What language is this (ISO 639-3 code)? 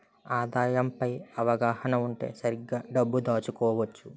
tel